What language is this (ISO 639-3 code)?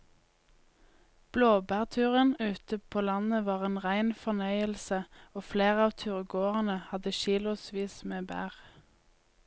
nor